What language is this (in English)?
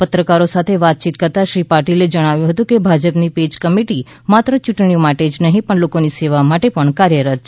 Gujarati